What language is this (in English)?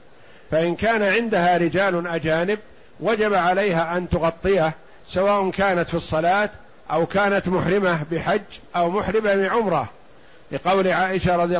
Arabic